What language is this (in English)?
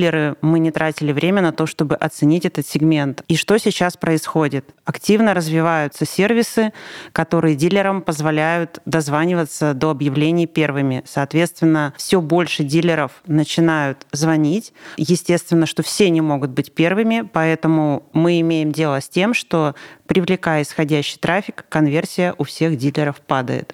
Russian